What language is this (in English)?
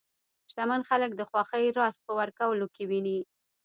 Pashto